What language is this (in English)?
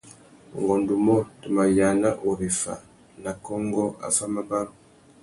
Tuki